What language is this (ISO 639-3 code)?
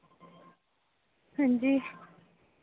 doi